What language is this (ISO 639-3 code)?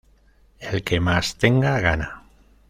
spa